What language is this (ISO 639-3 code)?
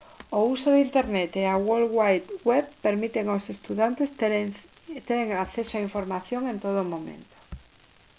glg